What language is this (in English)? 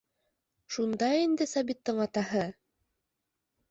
Bashkir